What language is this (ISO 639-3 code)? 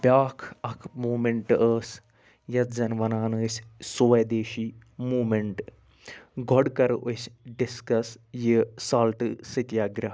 kas